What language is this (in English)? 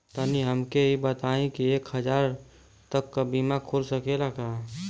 Bhojpuri